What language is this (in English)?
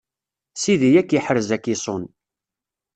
Kabyle